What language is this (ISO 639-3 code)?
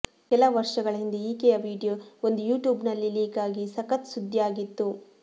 kan